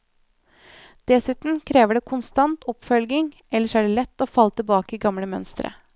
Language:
Norwegian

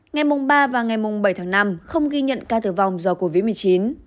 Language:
Vietnamese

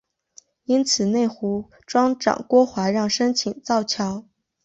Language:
Chinese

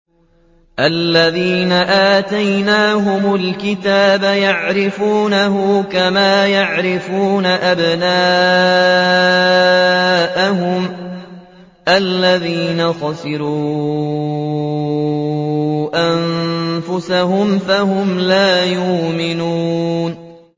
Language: Arabic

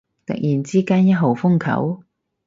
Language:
Cantonese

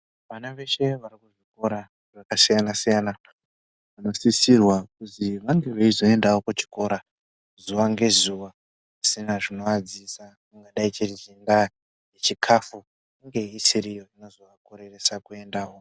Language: Ndau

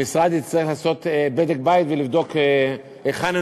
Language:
Hebrew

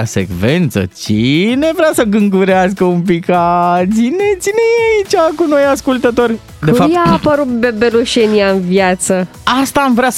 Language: Romanian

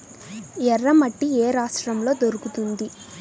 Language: Telugu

